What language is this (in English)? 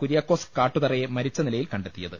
Malayalam